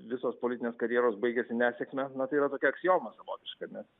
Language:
Lithuanian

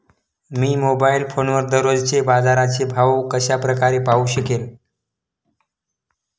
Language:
Marathi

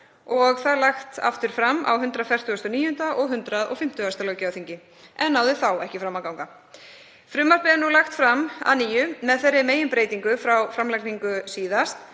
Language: Icelandic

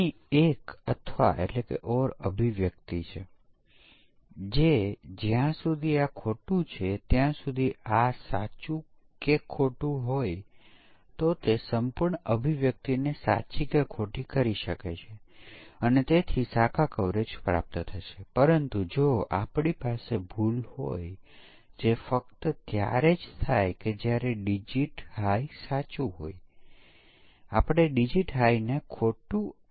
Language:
Gujarati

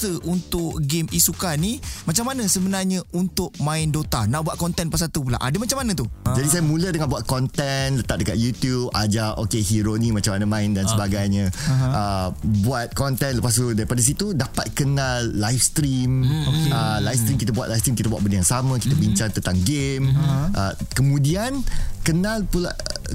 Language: Malay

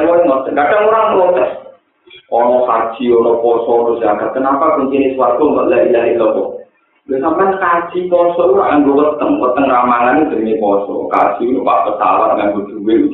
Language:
Indonesian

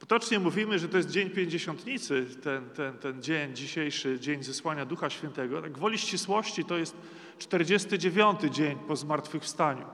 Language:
Polish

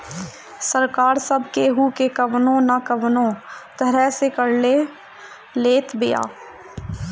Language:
Bhojpuri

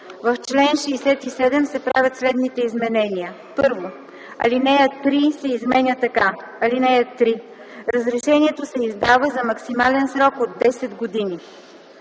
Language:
Bulgarian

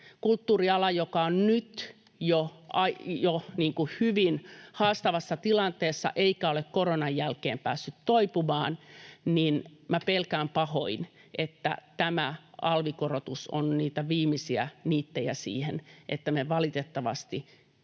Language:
Finnish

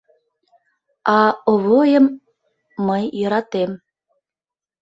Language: Mari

